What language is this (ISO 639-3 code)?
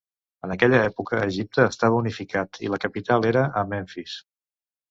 cat